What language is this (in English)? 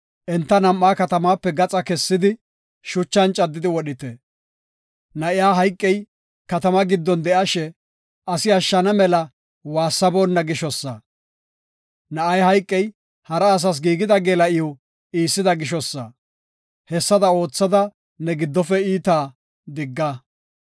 Gofa